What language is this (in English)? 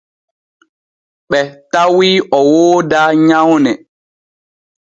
Borgu Fulfulde